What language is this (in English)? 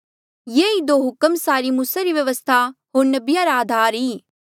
Mandeali